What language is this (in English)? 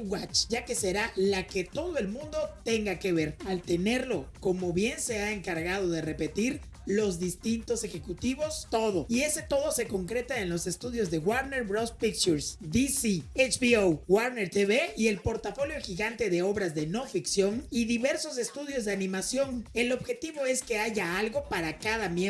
Spanish